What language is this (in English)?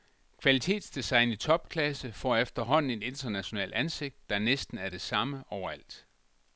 Danish